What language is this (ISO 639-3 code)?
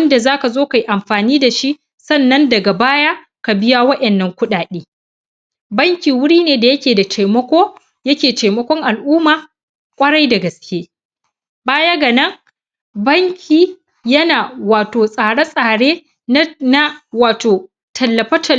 hau